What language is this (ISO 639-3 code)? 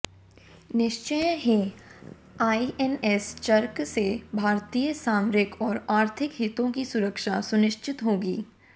hin